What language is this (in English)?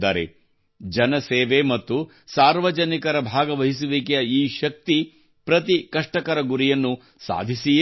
Kannada